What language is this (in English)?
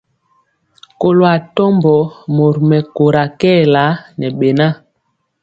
Mpiemo